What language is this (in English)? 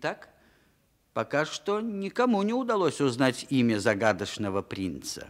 Russian